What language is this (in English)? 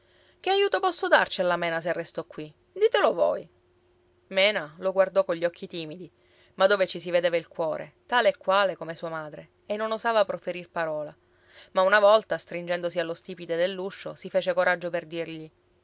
Italian